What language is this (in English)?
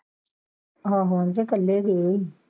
Punjabi